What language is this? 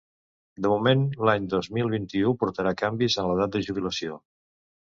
Catalan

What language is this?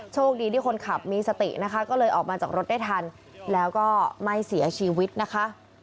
Thai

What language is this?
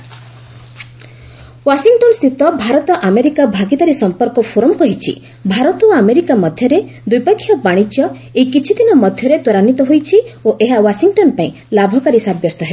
Odia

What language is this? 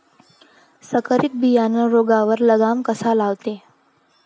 Marathi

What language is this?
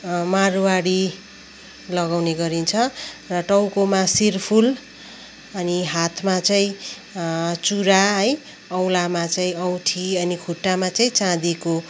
Nepali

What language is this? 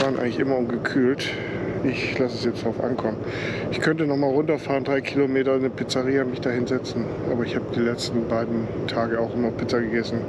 German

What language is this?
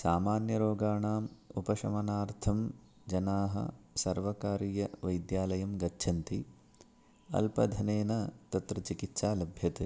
Sanskrit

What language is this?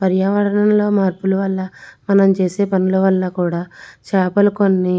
Telugu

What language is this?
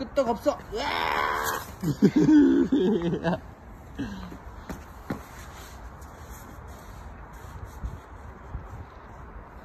Korean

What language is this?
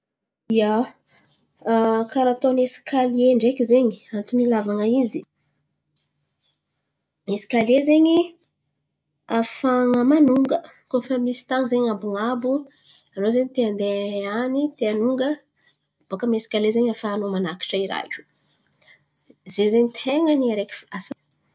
Antankarana Malagasy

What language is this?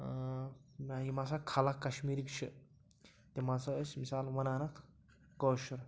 Kashmiri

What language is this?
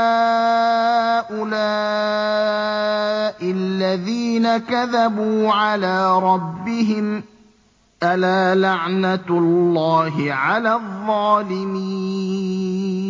Arabic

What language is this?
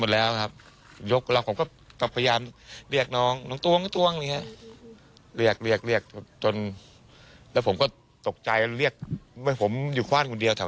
Thai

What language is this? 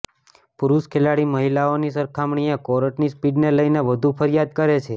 Gujarati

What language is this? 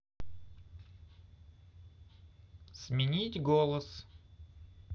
Russian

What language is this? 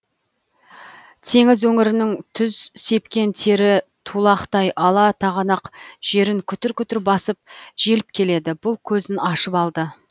Kazakh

